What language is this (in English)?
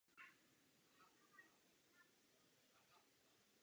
Czech